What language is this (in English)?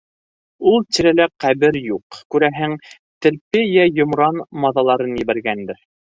Bashkir